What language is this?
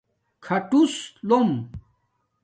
Domaaki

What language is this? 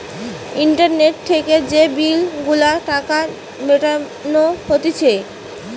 Bangla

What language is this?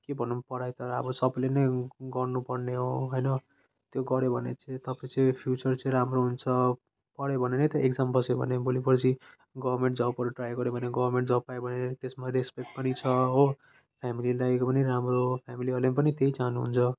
Nepali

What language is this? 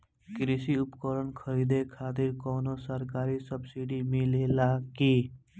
Bhojpuri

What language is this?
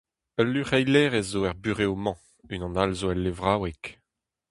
Breton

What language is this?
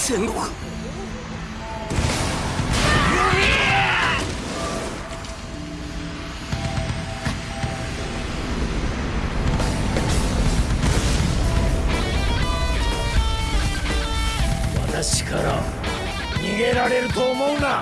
Japanese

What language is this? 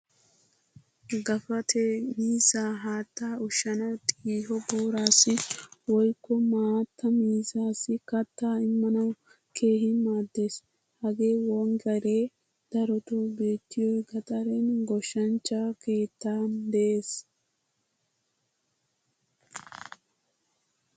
Wolaytta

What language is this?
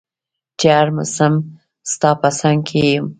Pashto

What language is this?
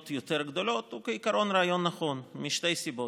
Hebrew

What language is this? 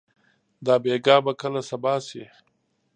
Pashto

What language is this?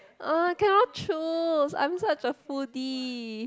English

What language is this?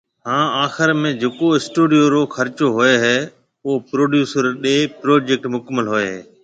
Marwari (Pakistan)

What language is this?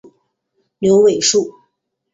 Chinese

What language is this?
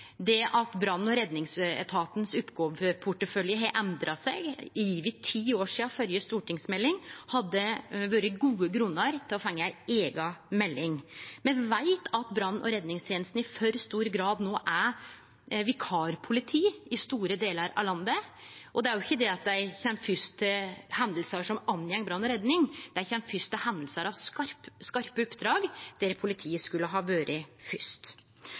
Norwegian Nynorsk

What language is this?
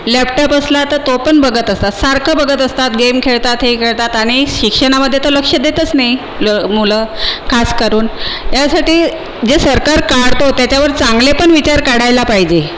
Marathi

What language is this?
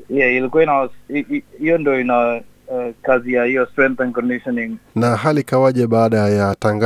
Swahili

